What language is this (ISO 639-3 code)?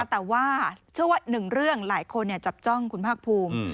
tha